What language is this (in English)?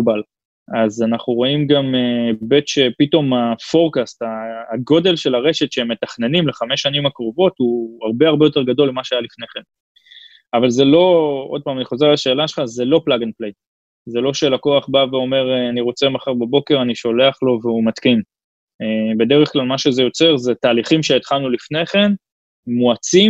Hebrew